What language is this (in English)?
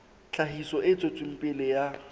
Southern Sotho